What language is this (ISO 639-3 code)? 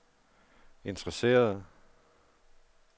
dan